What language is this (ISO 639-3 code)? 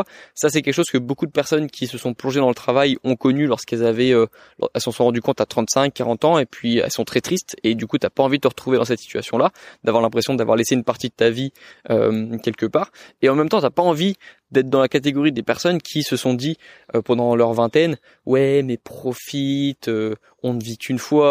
fra